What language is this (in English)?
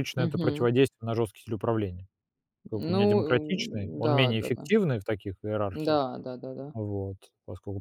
Russian